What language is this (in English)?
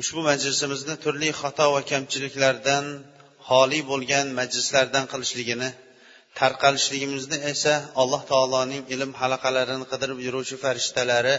Bulgarian